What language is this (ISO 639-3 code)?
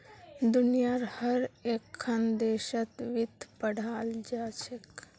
mag